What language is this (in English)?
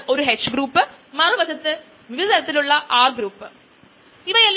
Malayalam